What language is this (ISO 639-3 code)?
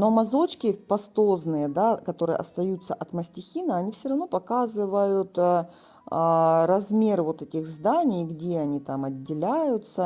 rus